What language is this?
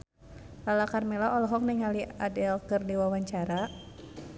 Sundanese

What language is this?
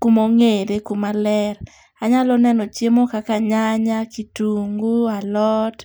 Luo (Kenya and Tanzania)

